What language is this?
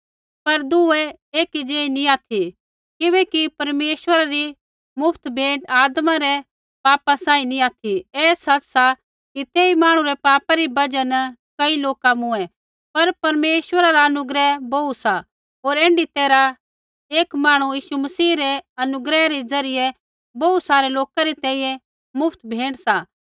Kullu Pahari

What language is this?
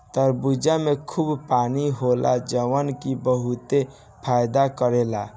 Bhojpuri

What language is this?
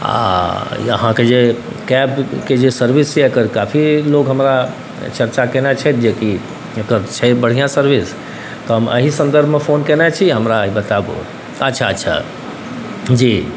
Maithili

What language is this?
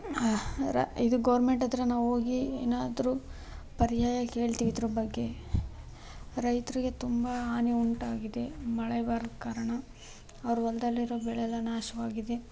Kannada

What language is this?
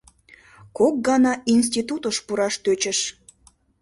Mari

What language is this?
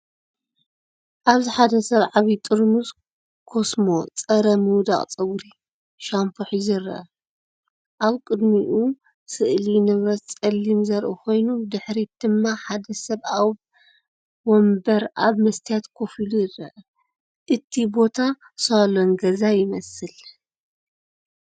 Tigrinya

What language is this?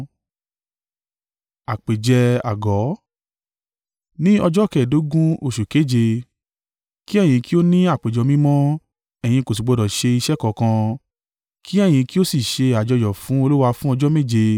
Yoruba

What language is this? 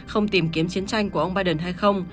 Vietnamese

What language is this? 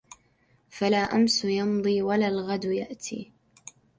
Arabic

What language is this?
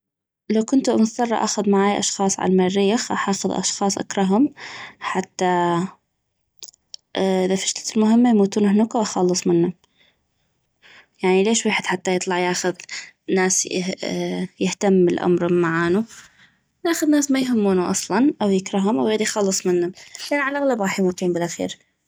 North Mesopotamian Arabic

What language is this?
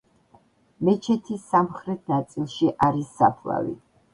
Georgian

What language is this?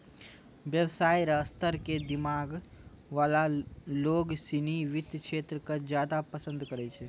Maithili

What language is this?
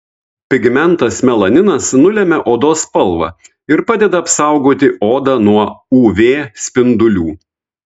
Lithuanian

